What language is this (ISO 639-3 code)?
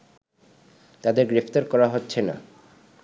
ben